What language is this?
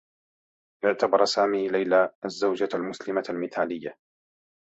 Arabic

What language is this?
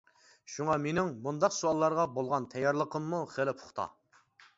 Uyghur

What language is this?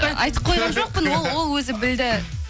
Kazakh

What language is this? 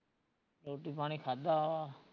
Punjabi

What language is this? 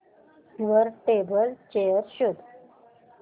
Marathi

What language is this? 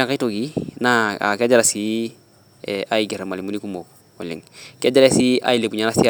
Masai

